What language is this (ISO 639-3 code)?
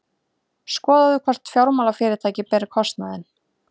isl